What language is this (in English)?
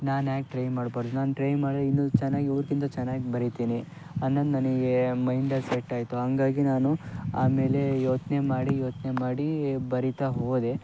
Kannada